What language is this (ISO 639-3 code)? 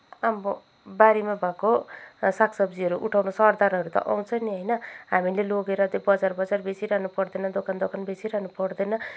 nep